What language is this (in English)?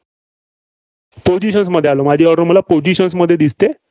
Marathi